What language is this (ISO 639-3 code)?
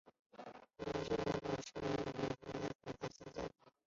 zho